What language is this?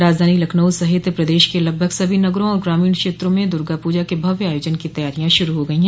Hindi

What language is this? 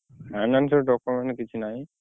Odia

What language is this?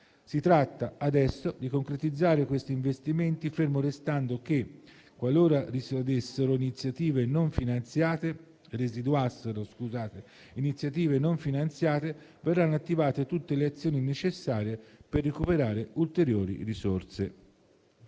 Italian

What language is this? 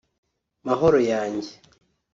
Kinyarwanda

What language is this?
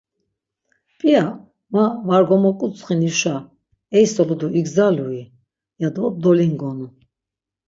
Laz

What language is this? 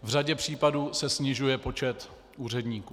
Czech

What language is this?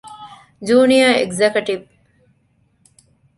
Divehi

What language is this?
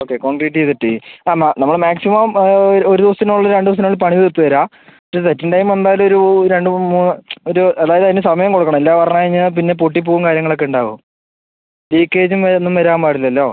Malayalam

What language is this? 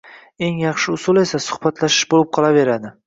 Uzbek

